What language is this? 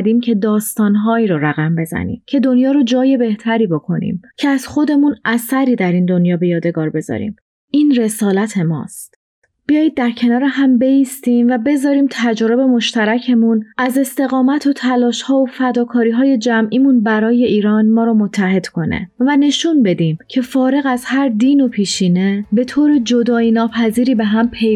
Persian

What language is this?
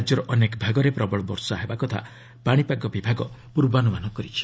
Odia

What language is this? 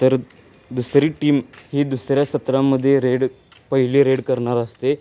Marathi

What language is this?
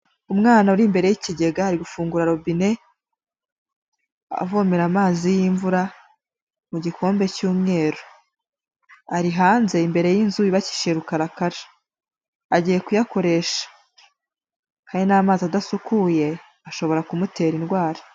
Kinyarwanda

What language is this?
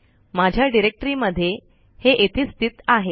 Marathi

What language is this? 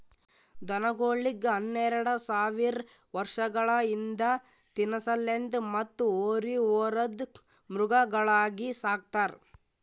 Kannada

